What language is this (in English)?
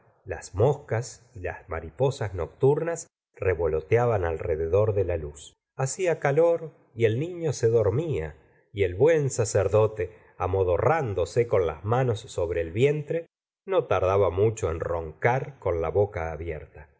Spanish